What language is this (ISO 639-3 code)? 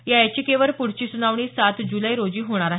mar